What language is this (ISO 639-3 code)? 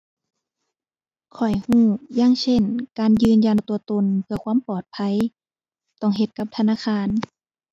tha